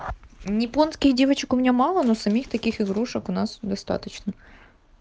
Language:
Russian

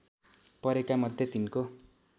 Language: Nepali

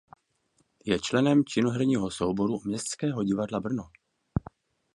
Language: Czech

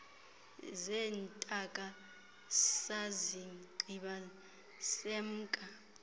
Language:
Xhosa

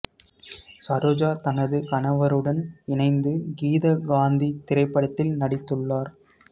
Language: Tamil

